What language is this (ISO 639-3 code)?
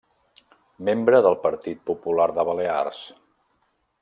cat